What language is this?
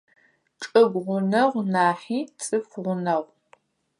Adyghe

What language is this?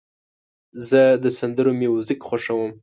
Pashto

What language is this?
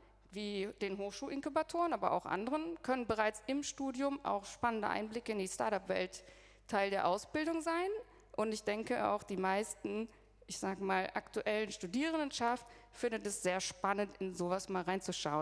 German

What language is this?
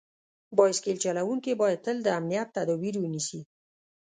Pashto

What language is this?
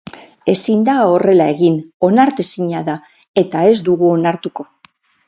Basque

